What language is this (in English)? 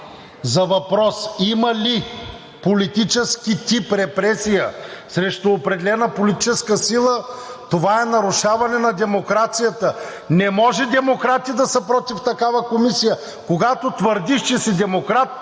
Bulgarian